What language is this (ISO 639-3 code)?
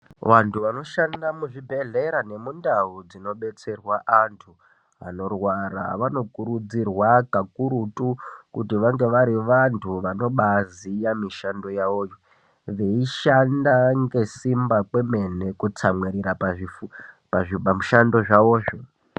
ndc